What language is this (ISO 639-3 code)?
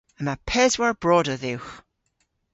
cor